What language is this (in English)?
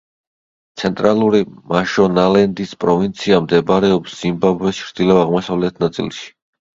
Georgian